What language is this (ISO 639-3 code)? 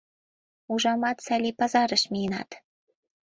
chm